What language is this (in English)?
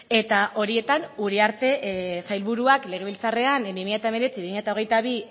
Basque